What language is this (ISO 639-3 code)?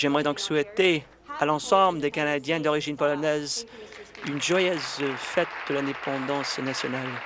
fra